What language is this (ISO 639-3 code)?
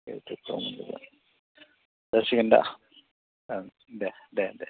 brx